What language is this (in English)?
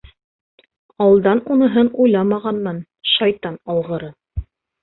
Bashkir